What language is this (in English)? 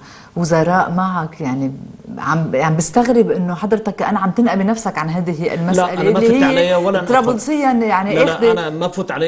Arabic